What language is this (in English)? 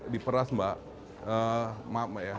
Indonesian